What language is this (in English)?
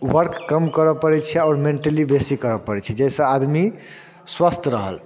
Maithili